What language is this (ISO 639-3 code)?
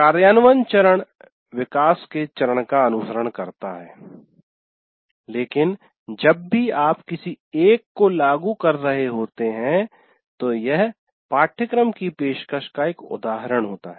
hin